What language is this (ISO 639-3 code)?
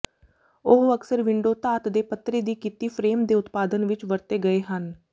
pan